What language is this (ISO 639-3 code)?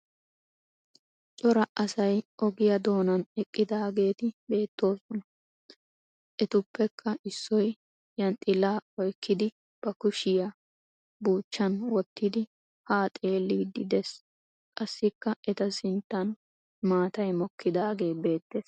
wal